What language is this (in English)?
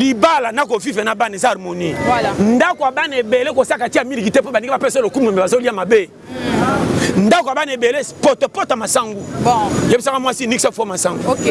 French